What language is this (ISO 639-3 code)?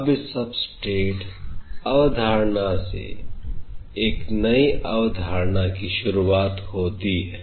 hin